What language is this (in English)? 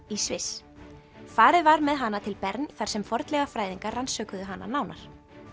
Icelandic